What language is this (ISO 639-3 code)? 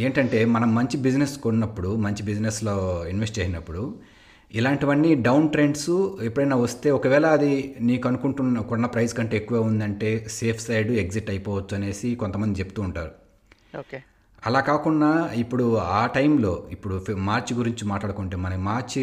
tel